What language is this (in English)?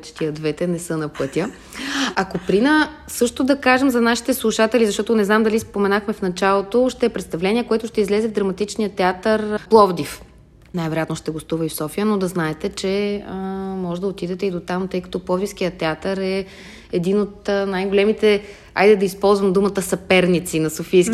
Bulgarian